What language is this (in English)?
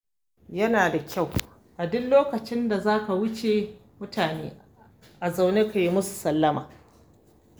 Hausa